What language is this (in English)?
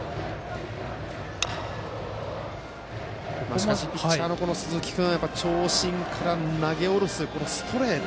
Japanese